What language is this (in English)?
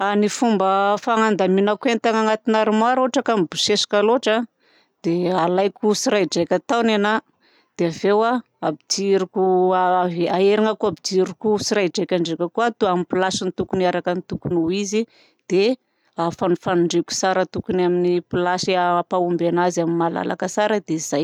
Southern Betsimisaraka Malagasy